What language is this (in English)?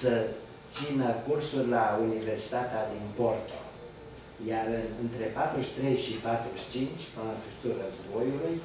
Romanian